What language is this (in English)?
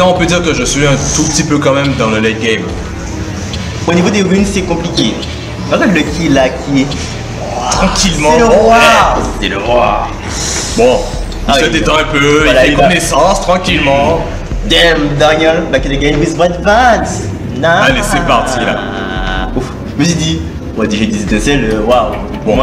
French